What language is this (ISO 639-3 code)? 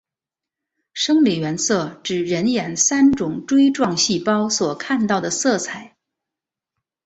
zho